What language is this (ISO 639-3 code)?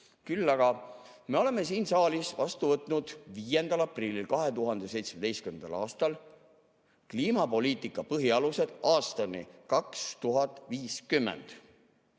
est